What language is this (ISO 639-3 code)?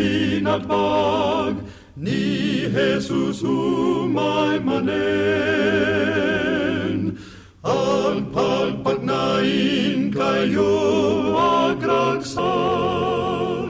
fil